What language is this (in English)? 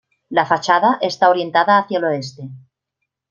Spanish